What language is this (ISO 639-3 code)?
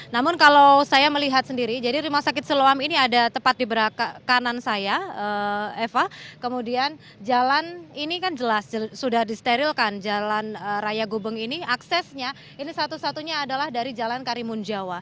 ind